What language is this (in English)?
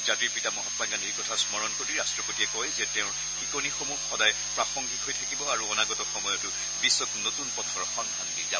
Assamese